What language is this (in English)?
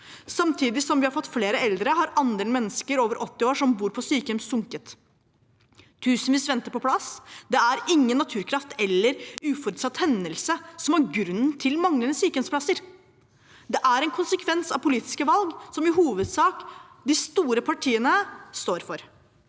Norwegian